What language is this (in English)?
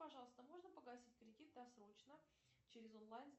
Russian